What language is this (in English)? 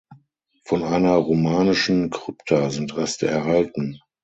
German